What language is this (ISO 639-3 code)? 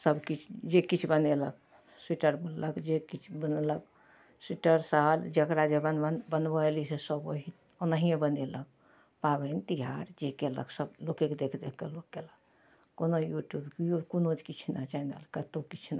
mai